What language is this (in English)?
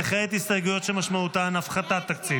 Hebrew